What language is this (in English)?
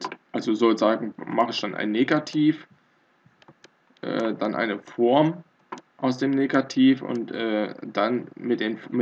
German